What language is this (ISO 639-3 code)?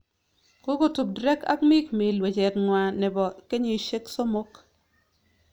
kln